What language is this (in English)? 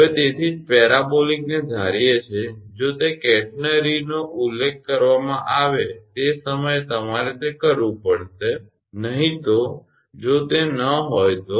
Gujarati